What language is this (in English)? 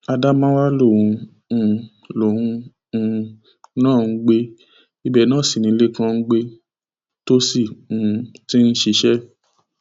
Yoruba